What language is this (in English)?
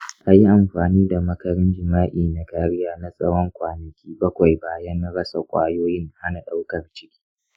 Hausa